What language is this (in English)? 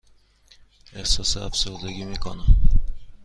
Persian